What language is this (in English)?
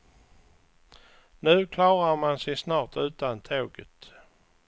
Swedish